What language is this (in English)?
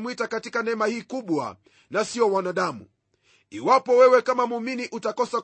Swahili